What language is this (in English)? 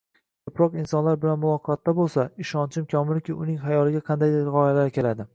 Uzbek